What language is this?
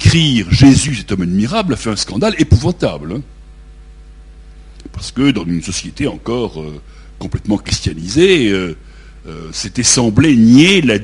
French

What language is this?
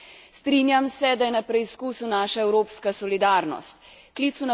Slovenian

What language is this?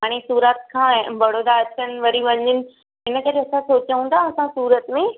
Sindhi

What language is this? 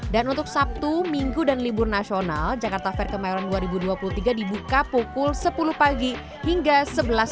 Indonesian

